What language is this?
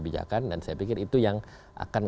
Indonesian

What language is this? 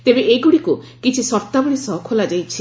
Odia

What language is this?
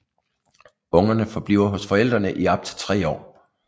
Danish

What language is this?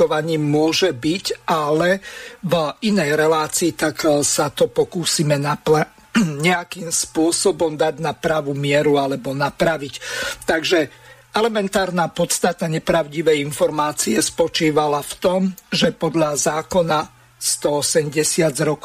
Slovak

